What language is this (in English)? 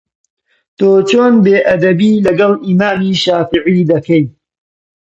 Central Kurdish